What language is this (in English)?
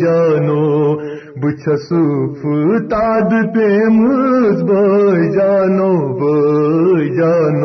Urdu